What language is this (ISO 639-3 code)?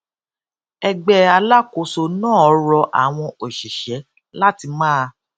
yor